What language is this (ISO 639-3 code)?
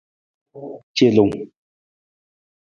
nmz